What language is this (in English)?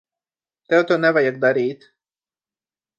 Latvian